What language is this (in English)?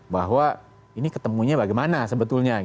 Indonesian